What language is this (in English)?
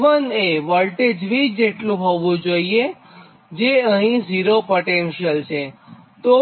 Gujarati